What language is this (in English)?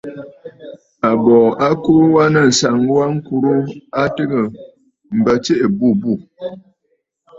Bafut